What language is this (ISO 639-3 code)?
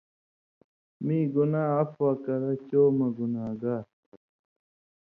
mvy